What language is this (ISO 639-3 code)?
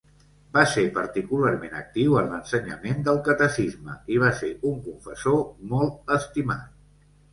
cat